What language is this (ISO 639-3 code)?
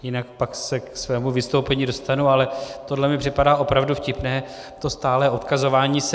ces